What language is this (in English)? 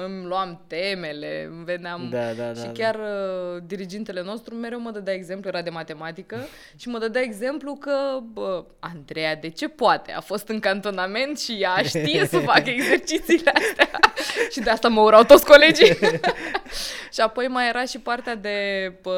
Romanian